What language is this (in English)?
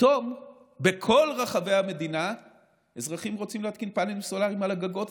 Hebrew